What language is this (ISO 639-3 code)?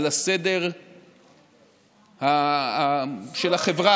heb